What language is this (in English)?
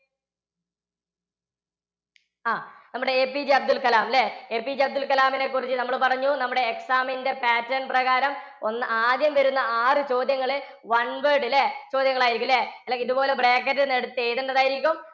Malayalam